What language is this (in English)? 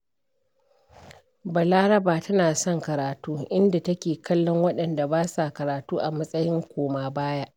Hausa